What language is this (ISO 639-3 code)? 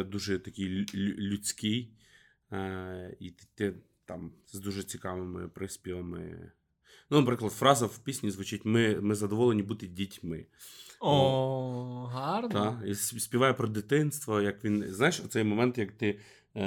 ukr